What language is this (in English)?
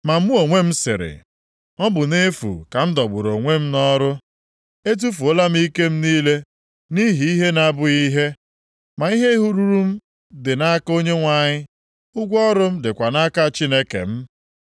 Igbo